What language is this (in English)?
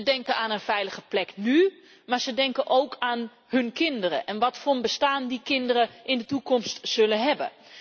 Dutch